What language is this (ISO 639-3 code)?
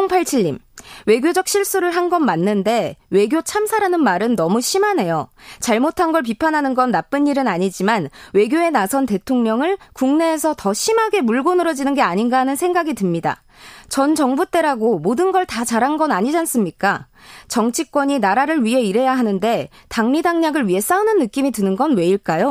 kor